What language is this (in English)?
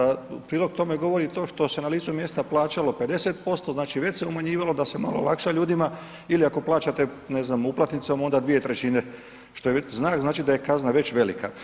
Croatian